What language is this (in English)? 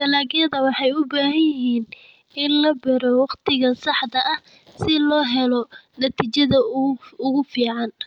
Somali